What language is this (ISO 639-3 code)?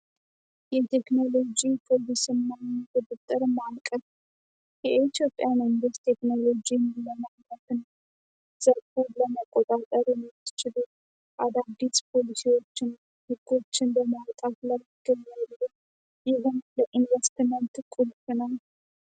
amh